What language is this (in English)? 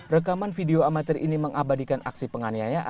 Indonesian